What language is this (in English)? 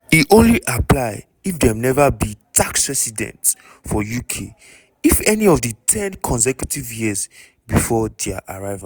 Nigerian Pidgin